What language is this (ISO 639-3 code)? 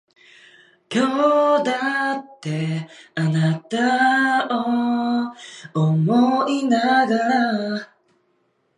jpn